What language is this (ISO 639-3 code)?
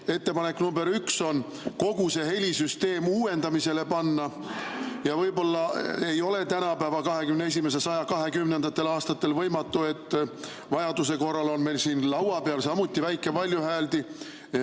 est